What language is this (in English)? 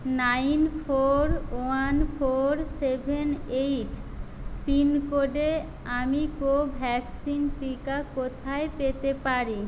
Bangla